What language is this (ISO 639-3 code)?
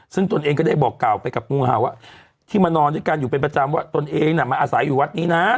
tha